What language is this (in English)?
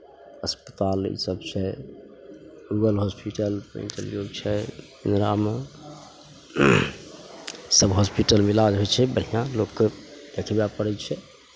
Maithili